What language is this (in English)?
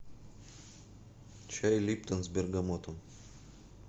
Russian